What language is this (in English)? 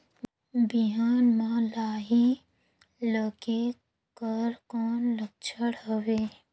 Chhattisgarhi